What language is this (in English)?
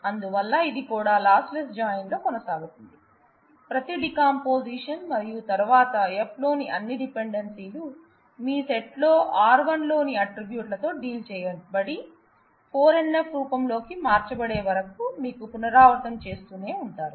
Telugu